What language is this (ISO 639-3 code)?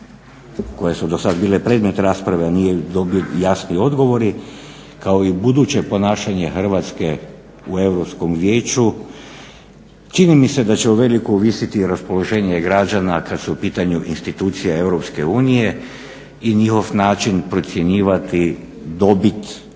hrv